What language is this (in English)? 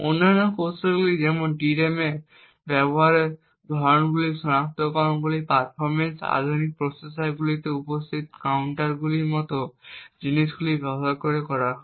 Bangla